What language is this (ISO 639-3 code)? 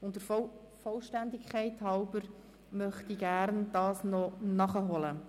gsw